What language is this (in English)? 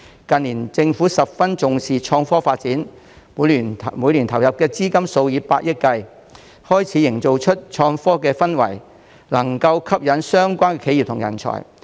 Cantonese